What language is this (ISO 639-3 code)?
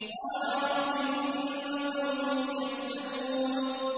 ara